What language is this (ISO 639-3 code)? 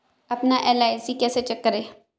hin